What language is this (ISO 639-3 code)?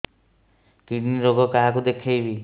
ori